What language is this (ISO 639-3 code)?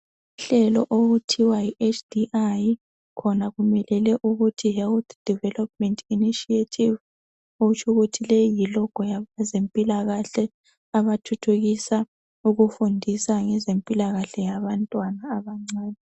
nde